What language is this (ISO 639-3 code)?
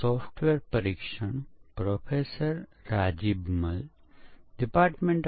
guj